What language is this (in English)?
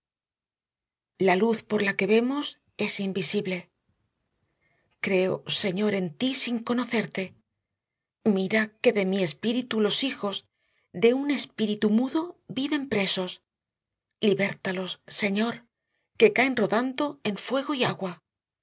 Spanish